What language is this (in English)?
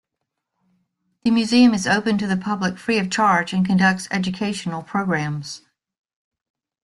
English